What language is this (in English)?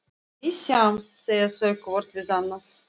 Icelandic